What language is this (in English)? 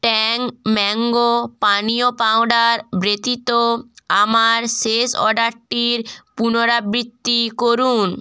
Bangla